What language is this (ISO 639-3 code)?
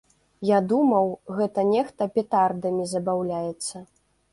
bel